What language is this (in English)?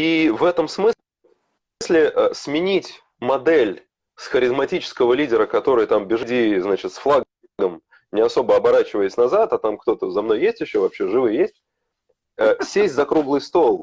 Russian